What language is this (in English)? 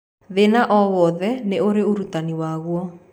Kikuyu